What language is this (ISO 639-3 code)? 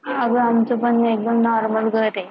mar